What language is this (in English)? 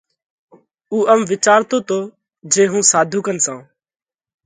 Parkari Koli